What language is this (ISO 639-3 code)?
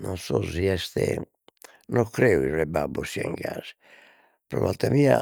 srd